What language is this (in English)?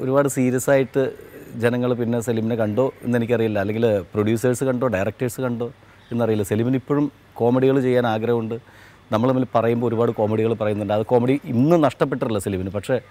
Malayalam